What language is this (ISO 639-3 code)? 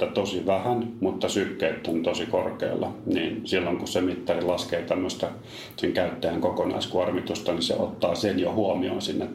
fin